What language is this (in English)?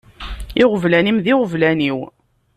Kabyle